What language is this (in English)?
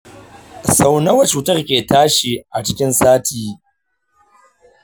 Hausa